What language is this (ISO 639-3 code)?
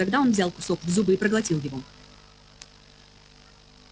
rus